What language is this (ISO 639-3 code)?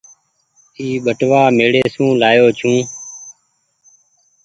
gig